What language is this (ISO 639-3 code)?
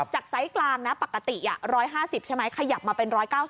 tha